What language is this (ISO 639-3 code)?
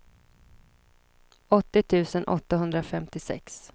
swe